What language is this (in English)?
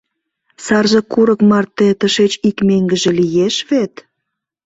Mari